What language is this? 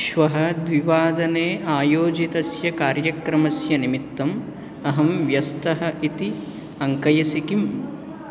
Sanskrit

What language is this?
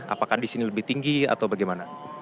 Indonesian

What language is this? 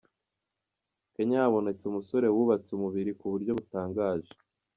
Kinyarwanda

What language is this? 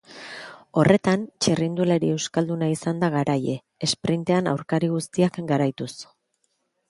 Basque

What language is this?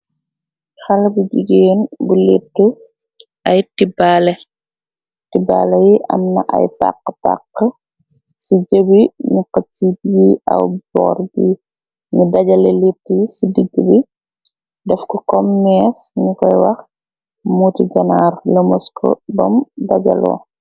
Wolof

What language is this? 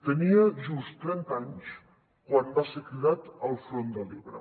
Catalan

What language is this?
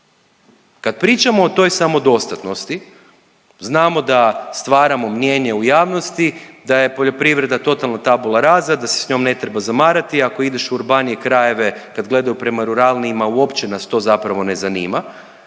Croatian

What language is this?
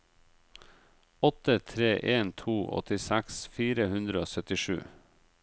Norwegian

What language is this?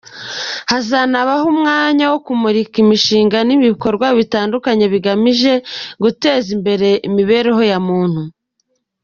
Kinyarwanda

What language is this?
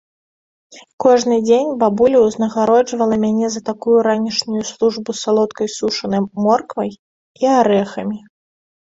Belarusian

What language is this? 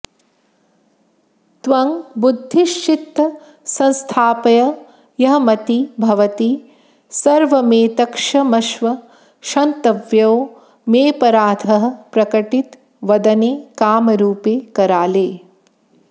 Sanskrit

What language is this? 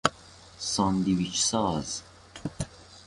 Persian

